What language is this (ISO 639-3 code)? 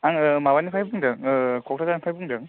brx